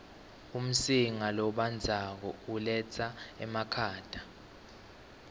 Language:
Swati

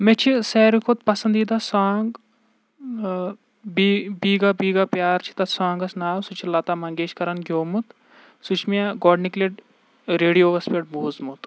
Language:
Kashmiri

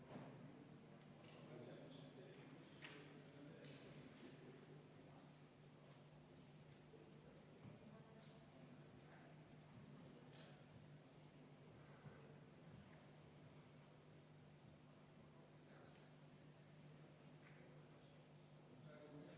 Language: Estonian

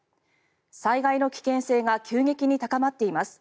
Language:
Japanese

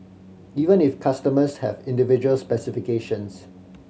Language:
English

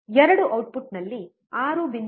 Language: Kannada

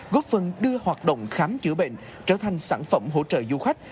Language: Vietnamese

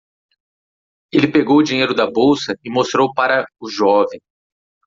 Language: Portuguese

